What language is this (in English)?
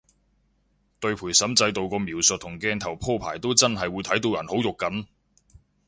Cantonese